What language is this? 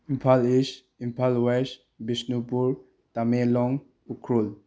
Manipuri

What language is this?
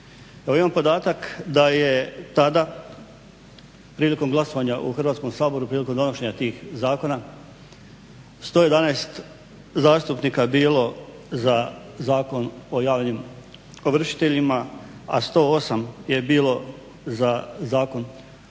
Croatian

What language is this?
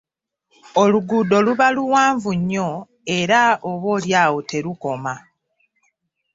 Ganda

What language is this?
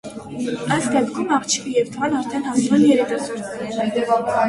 Armenian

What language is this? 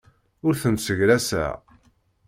Kabyle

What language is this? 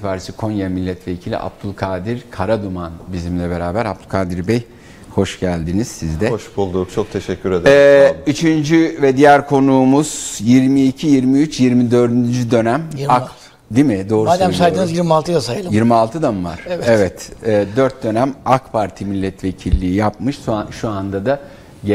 Turkish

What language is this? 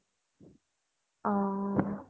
Assamese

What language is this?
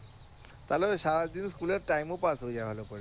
Bangla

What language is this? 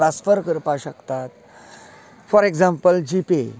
Konkani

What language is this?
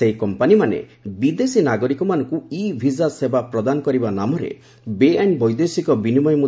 Odia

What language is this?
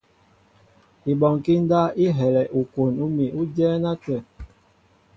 Mbo (Cameroon)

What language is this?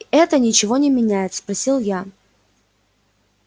Russian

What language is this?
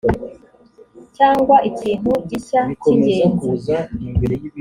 Kinyarwanda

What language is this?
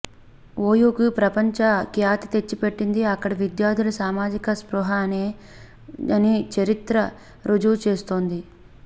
Telugu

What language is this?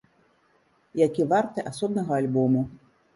Belarusian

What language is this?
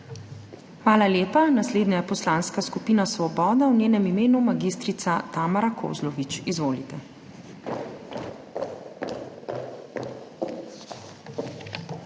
Slovenian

